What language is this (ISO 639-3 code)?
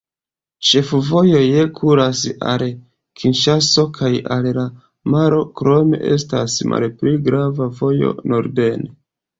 epo